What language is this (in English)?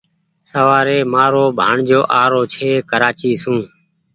Goaria